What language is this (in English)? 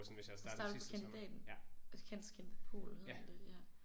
Danish